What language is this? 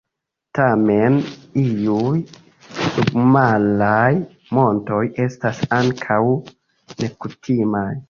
Esperanto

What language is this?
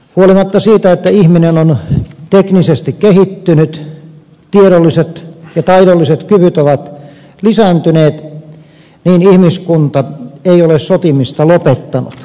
Finnish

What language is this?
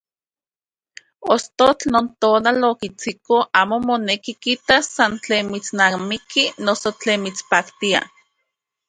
Central Puebla Nahuatl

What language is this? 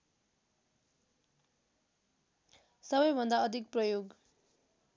Nepali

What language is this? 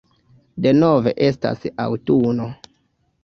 Esperanto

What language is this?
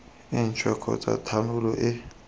Tswana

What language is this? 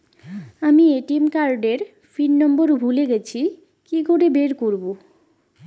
Bangla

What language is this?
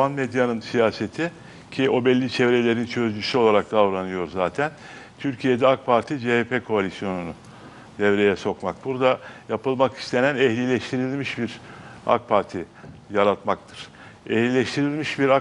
Turkish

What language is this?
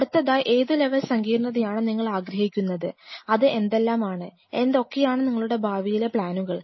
Malayalam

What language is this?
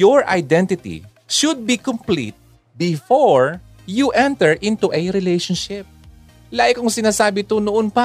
Filipino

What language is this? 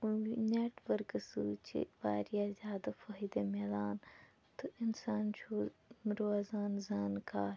Kashmiri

